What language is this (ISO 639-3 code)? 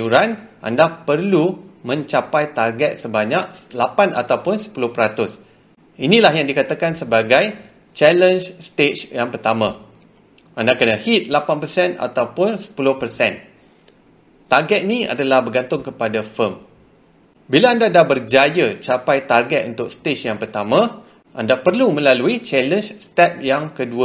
msa